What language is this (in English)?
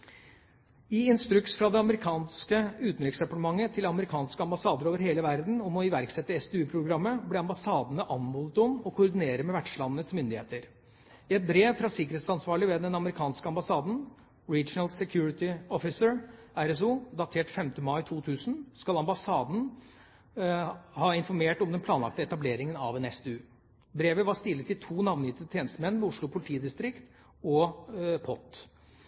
Norwegian Bokmål